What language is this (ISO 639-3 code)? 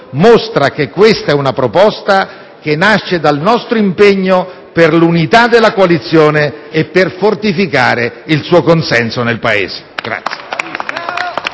ita